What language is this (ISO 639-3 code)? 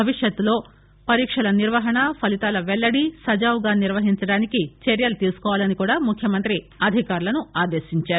tel